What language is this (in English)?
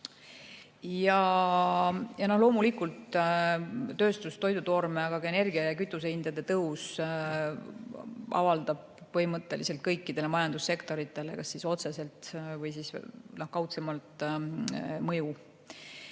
Estonian